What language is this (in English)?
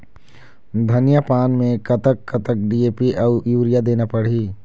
Chhattisgarhi